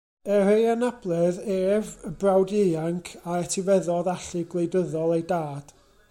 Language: Welsh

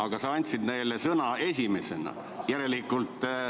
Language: Estonian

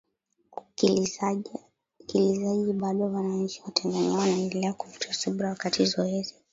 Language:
Swahili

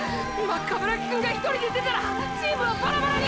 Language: Japanese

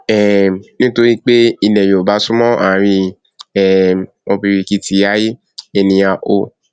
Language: Yoruba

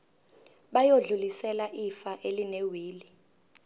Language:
Zulu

